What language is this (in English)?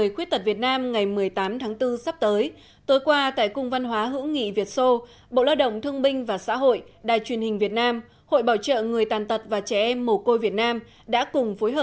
Vietnamese